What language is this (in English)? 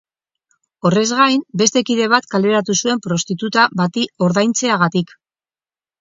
Basque